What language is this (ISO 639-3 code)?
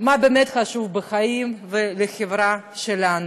heb